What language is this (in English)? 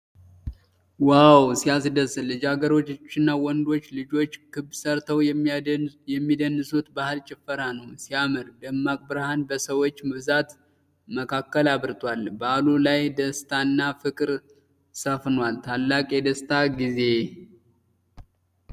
Amharic